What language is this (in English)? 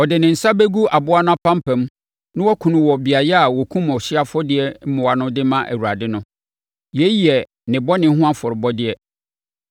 Akan